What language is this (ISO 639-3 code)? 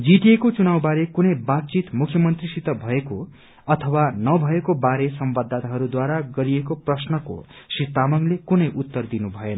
nep